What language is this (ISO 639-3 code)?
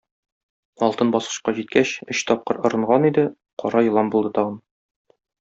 tat